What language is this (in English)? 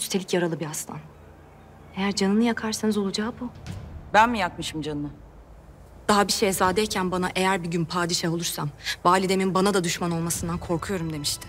Turkish